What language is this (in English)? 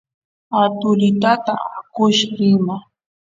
Santiago del Estero Quichua